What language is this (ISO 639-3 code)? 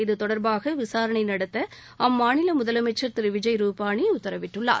tam